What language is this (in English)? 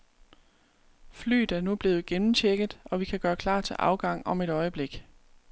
Danish